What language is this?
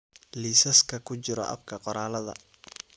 Somali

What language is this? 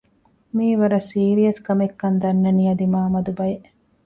Divehi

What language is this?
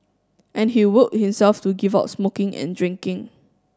English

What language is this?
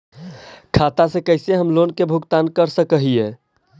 Magahi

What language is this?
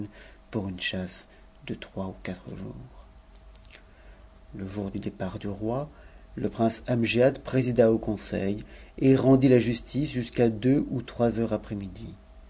French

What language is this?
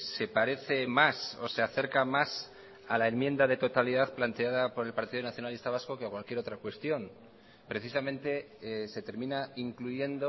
Spanish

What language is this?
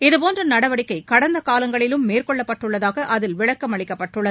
Tamil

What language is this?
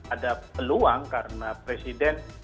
Indonesian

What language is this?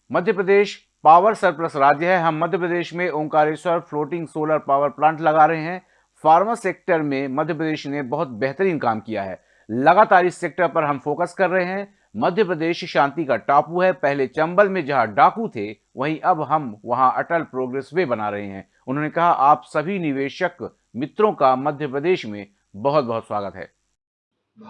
Hindi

